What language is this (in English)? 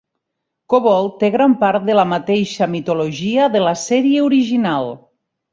Catalan